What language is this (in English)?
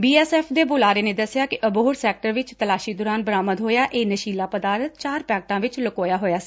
Punjabi